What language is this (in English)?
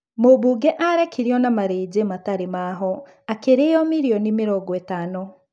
Kikuyu